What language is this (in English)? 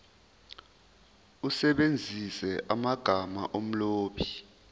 Zulu